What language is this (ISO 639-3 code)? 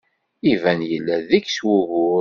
kab